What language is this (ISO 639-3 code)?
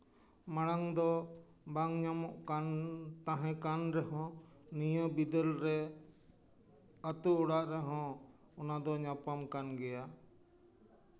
sat